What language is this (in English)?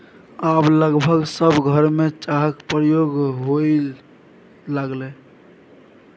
Maithili